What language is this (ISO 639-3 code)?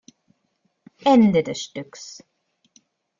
deu